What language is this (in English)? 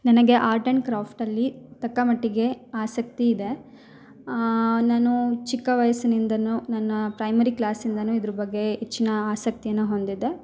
Kannada